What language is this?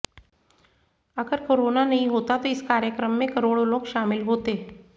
Hindi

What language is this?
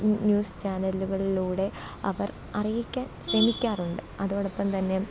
Malayalam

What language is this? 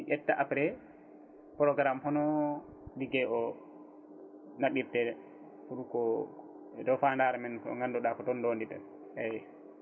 Fula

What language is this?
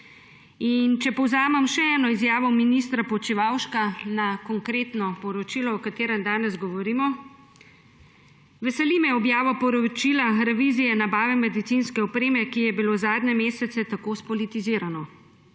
Slovenian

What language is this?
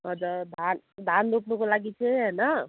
Nepali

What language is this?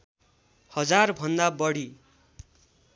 Nepali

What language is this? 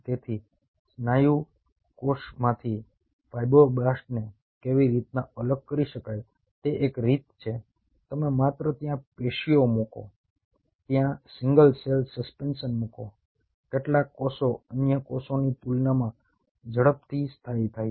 Gujarati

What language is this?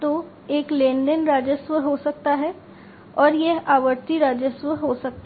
Hindi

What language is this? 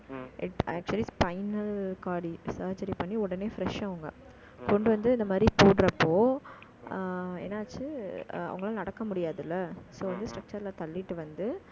Tamil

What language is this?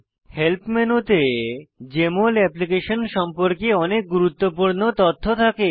Bangla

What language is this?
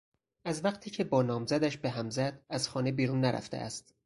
Persian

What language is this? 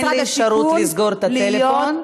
Hebrew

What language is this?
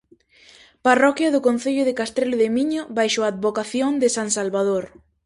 Galician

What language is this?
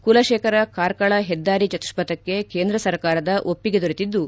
Kannada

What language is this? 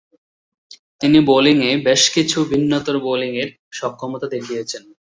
Bangla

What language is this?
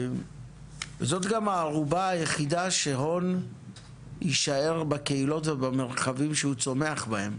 Hebrew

